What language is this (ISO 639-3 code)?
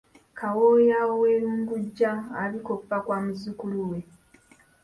lug